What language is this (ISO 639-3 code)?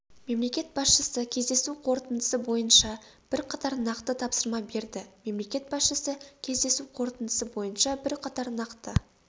kaz